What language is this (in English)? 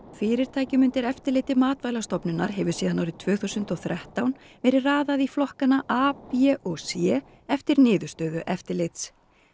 Icelandic